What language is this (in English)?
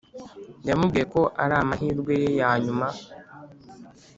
Kinyarwanda